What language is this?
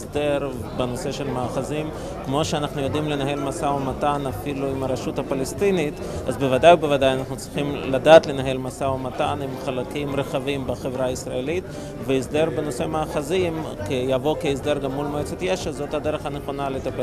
Hebrew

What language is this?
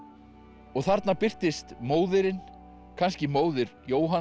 Icelandic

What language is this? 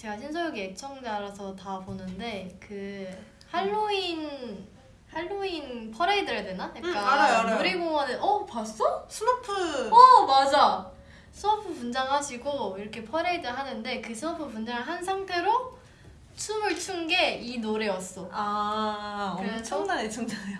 Korean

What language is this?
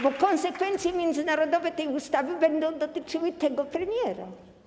Polish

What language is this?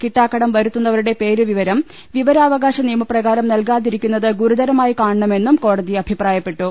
Malayalam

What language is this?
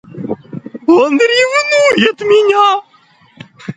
Russian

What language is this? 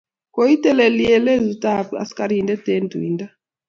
Kalenjin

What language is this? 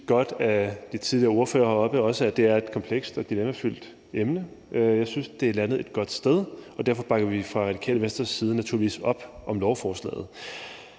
Danish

